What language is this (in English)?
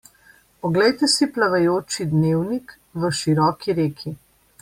Slovenian